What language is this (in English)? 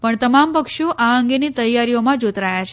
Gujarati